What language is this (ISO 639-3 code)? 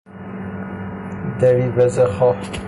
fas